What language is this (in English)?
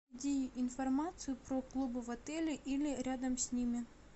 Russian